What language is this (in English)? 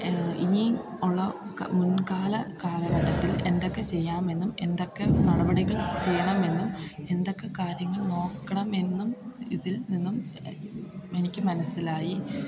Malayalam